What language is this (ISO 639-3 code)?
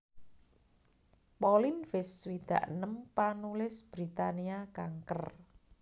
jav